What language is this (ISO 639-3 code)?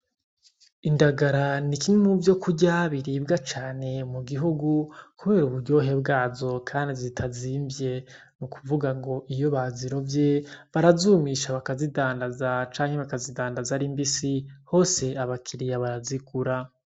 run